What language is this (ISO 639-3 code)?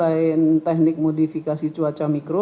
ind